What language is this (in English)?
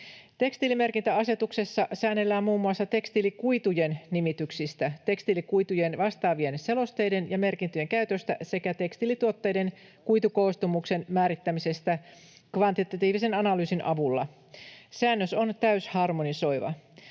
Finnish